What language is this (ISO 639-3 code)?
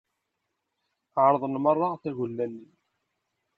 kab